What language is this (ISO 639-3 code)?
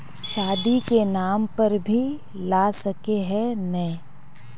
mag